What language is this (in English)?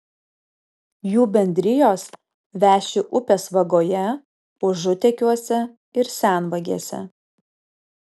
Lithuanian